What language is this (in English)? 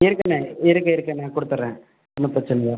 Tamil